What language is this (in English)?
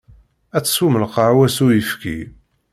Kabyle